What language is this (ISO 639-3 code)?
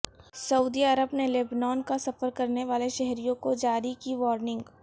urd